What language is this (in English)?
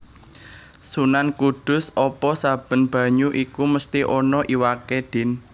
Javanese